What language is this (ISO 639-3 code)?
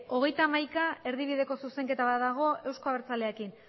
eus